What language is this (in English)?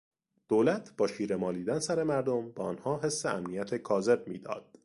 Persian